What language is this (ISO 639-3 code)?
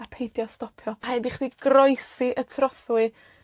cym